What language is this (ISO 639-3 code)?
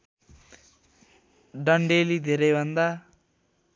nep